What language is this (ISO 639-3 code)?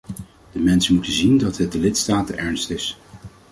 nld